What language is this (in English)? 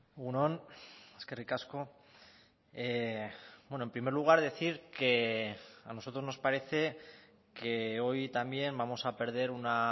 Spanish